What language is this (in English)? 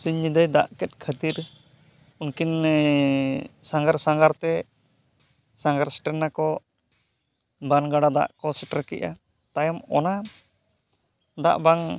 Santali